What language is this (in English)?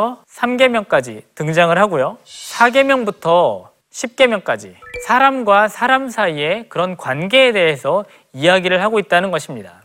Korean